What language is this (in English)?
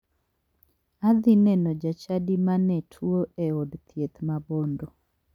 Luo (Kenya and Tanzania)